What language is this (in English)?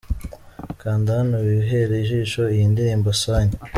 Kinyarwanda